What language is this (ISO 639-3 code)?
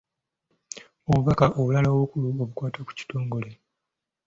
lug